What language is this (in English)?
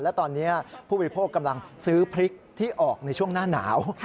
Thai